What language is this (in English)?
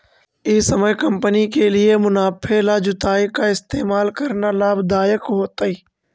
Magahi